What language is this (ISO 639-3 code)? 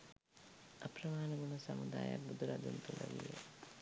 sin